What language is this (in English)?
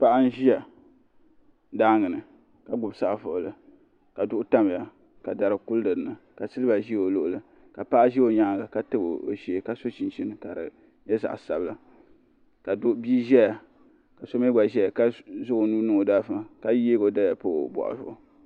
Dagbani